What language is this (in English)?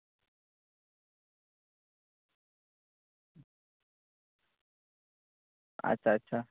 Santali